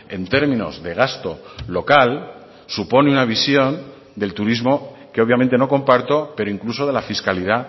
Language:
Spanish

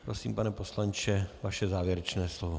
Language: Czech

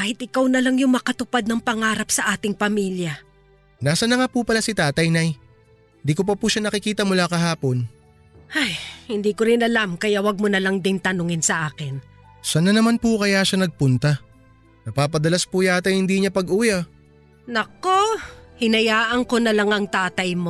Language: Filipino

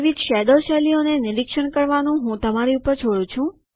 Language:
Gujarati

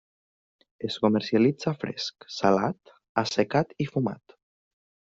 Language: Catalan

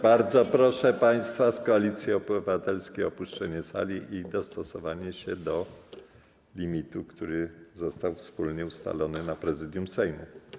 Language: Polish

